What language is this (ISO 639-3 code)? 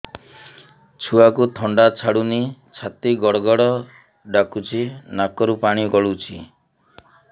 ori